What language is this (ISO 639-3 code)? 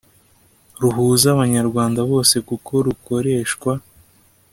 kin